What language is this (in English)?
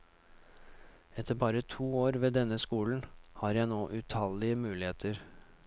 Norwegian